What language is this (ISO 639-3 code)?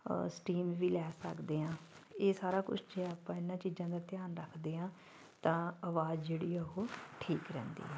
pan